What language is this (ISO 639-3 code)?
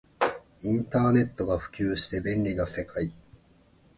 jpn